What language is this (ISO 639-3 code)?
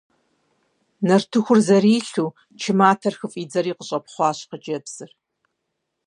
kbd